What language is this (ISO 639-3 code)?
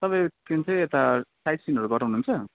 nep